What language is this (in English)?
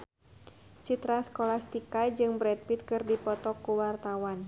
Sundanese